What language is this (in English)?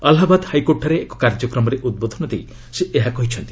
Odia